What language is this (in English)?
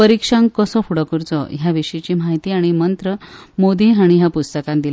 Konkani